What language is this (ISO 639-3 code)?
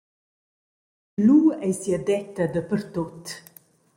roh